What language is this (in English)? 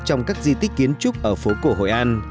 Vietnamese